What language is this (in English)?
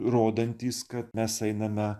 Lithuanian